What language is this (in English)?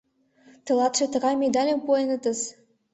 Mari